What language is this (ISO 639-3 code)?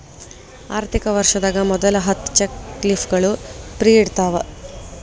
kan